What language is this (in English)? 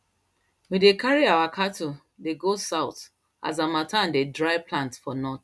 Nigerian Pidgin